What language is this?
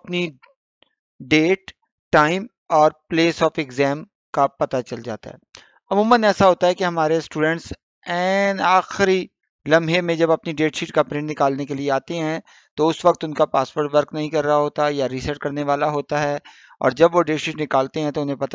Hindi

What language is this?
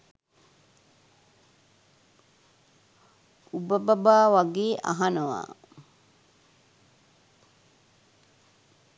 Sinhala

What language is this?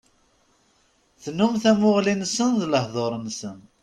Kabyle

